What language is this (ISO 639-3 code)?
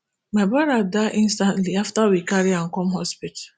pcm